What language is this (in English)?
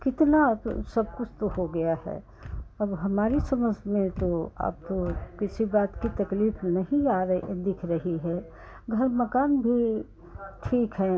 Hindi